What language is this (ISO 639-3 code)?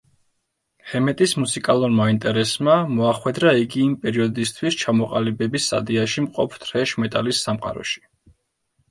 kat